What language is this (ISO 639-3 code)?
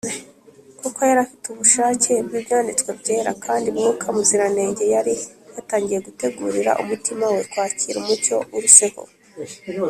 kin